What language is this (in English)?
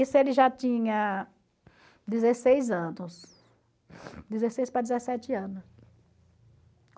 Portuguese